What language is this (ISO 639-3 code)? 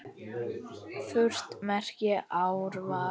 isl